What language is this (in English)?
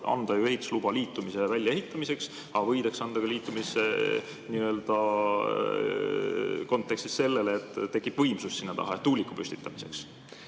Estonian